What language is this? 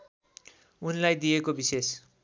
Nepali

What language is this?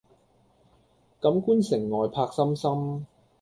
Cantonese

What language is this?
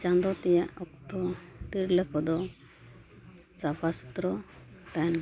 Santali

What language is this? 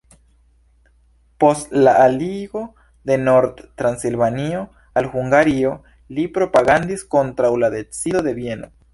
Esperanto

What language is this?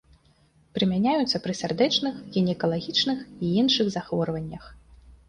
Belarusian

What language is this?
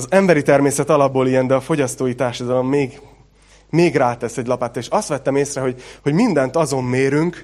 Hungarian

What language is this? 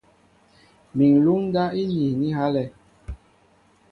Mbo (Cameroon)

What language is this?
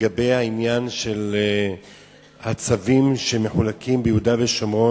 Hebrew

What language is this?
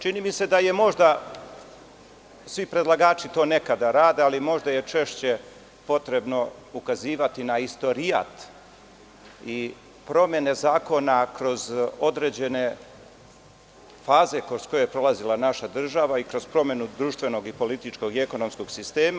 Serbian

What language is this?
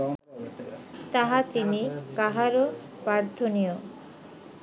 Bangla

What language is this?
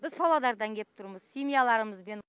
Kazakh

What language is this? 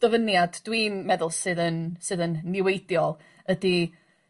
Welsh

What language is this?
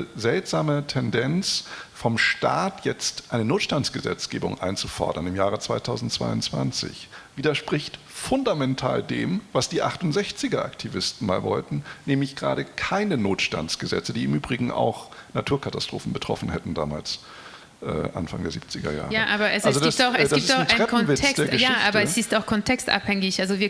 German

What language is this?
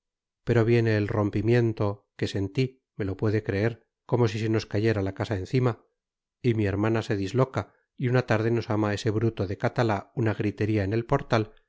Spanish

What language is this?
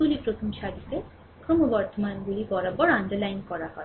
Bangla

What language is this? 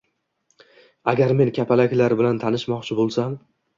Uzbek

